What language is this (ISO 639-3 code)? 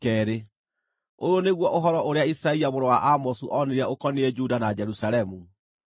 kik